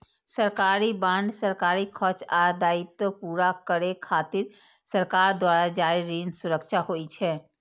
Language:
Maithili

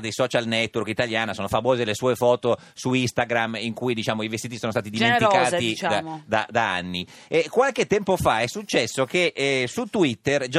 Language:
Italian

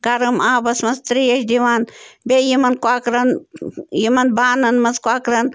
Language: Kashmiri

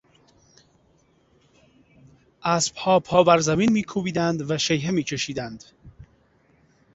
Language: Persian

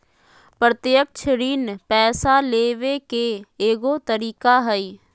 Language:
Magahi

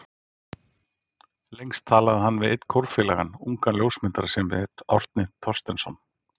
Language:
Icelandic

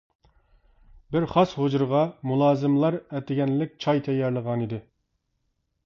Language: Uyghur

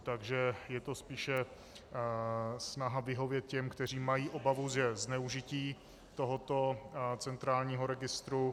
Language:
Czech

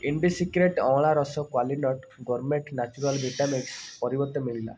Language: Odia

